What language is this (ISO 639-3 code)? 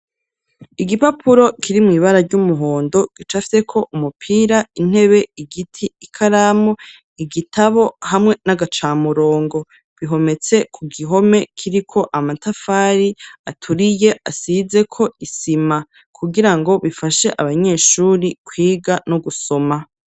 run